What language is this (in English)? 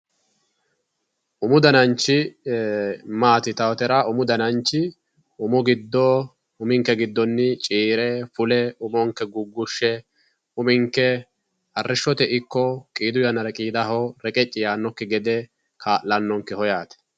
Sidamo